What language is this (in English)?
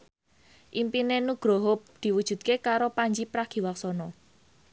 Javanese